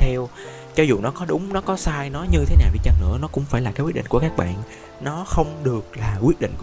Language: Vietnamese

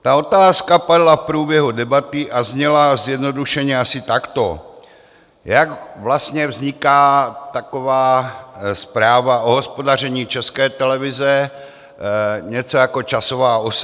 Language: Czech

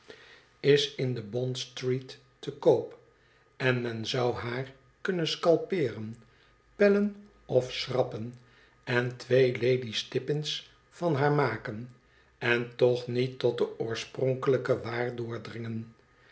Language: Dutch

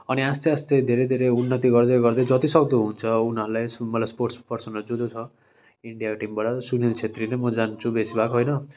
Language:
Nepali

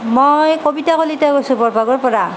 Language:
Assamese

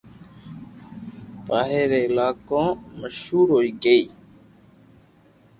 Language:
Loarki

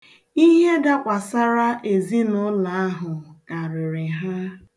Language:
Igbo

